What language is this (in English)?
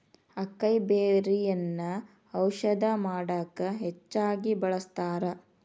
Kannada